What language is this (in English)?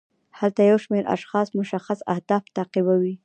Pashto